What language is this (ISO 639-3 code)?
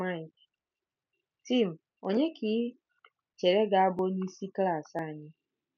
ibo